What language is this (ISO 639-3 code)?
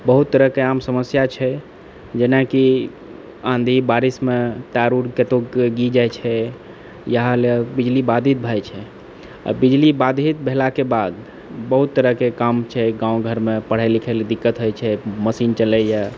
mai